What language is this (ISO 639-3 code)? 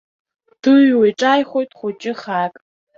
abk